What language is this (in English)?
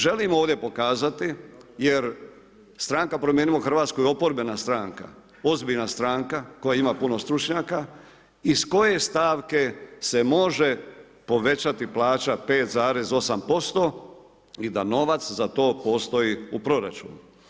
Croatian